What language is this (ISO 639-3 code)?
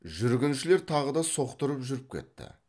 kaz